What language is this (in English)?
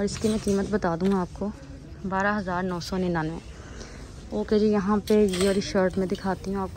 Hindi